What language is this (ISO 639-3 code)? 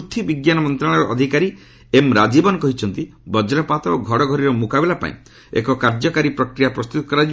ori